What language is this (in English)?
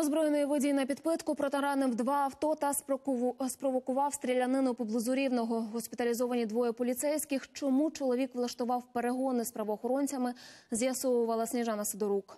Ukrainian